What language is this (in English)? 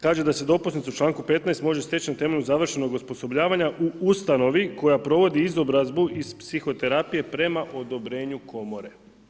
Croatian